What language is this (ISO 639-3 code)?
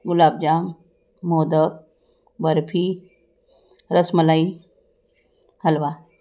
mar